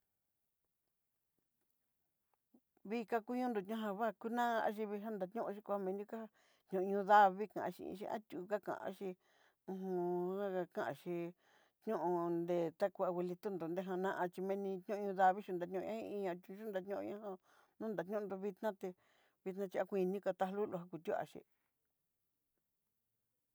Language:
Southeastern Nochixtlán Mixtec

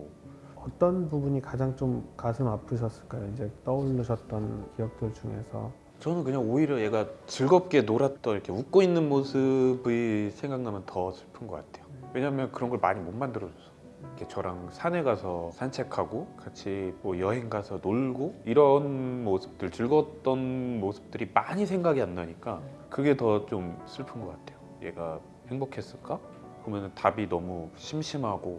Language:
Korean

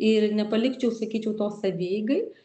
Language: Lithuanian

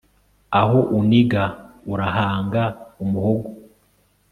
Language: Kinyarwanda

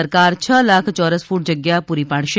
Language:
Gujarati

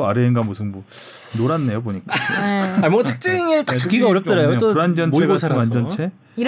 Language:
Korean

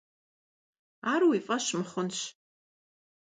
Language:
Kabardian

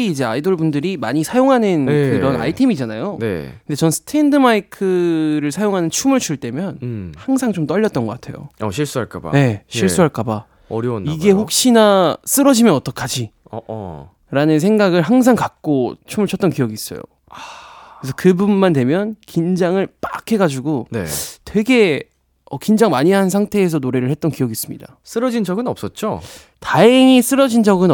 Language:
Korean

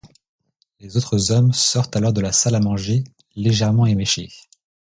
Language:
French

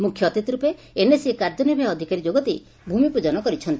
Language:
Odia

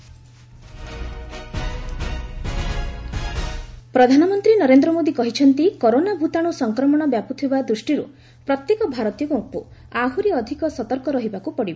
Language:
Odia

